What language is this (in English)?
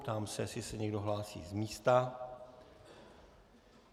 Czech